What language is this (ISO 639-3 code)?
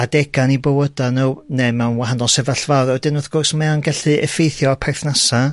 cym